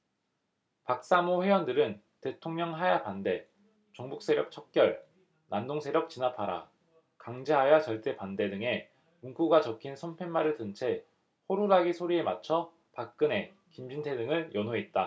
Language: Korean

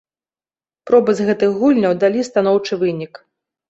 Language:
Belarusian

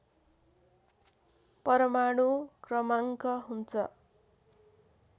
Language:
Nepali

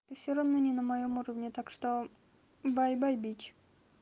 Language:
Russian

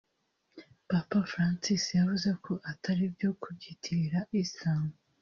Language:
Kinyarwanda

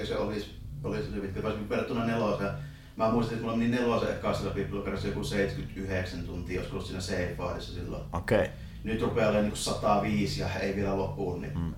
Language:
Finnish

